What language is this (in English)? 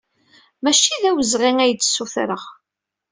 Kabyle